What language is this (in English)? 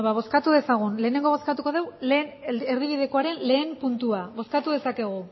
Basque